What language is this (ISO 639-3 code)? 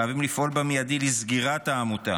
heb